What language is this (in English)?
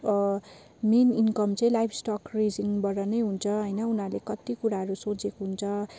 Nepali